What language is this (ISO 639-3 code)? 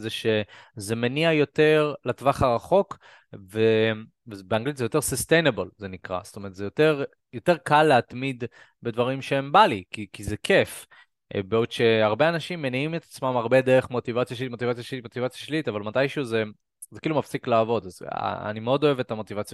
heb